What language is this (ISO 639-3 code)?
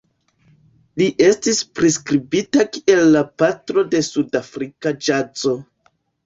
epo